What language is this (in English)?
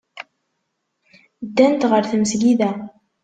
Kabyle